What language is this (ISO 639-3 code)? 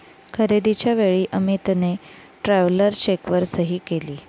mar